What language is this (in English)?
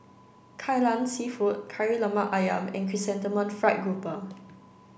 English